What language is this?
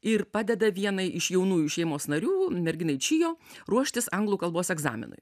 Lithuanian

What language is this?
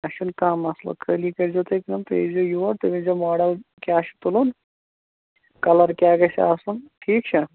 Kashmiri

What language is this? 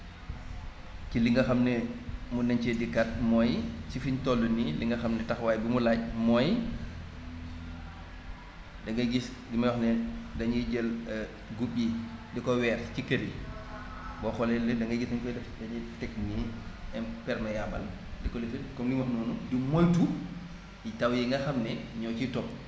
Wolof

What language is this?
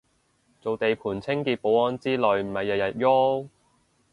Cantonese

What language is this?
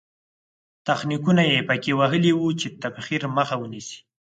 Pashto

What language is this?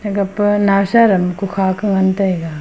Wancho Naga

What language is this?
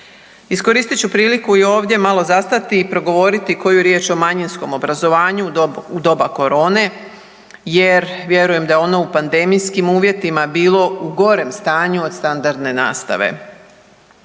Croatian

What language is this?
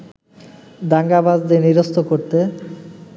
Bangla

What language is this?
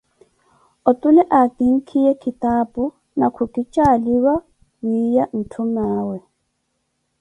Koti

